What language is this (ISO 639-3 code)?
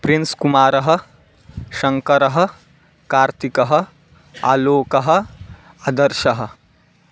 san